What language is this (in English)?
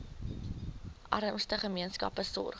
Afrikaans